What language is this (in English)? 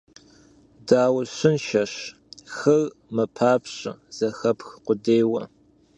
Kabardian